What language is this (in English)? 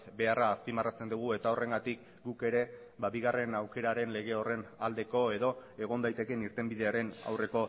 Basque